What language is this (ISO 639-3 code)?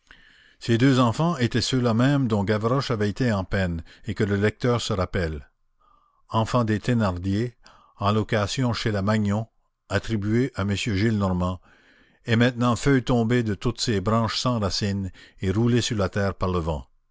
fra